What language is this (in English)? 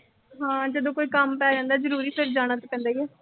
Punjabi